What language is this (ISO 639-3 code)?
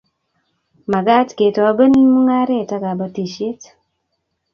kln